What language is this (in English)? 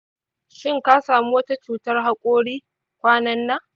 Hausa